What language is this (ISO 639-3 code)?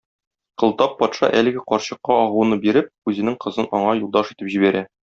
tat